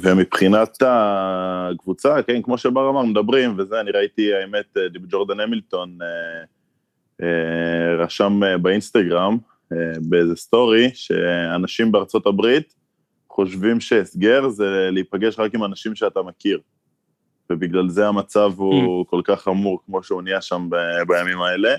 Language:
Hebrew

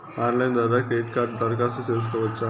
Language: Telugu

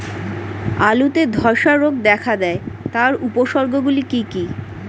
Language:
Bangla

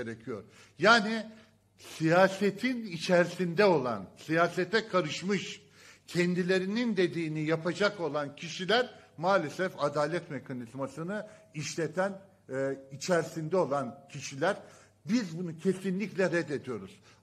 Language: Turkish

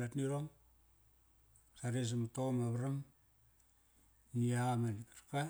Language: Kairak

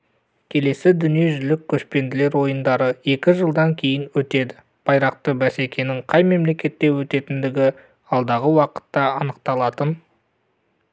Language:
Kazakh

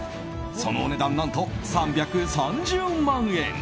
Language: Japanese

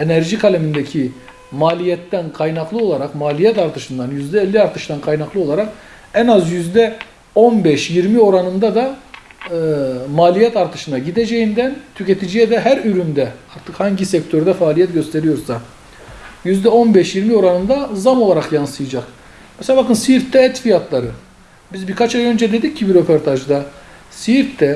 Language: Turkish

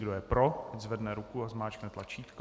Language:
Czech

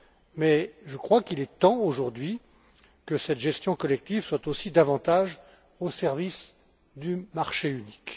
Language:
French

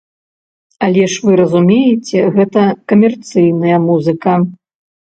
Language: Belarusian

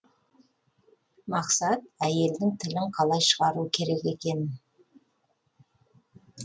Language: Kazakh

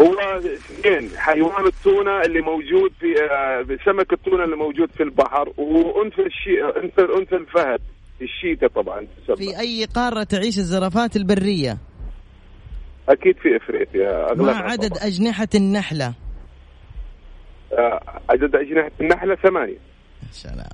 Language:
Arabic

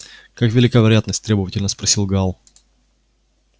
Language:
Russian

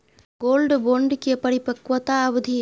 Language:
Maithili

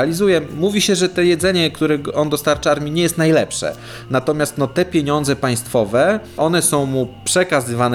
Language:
Polish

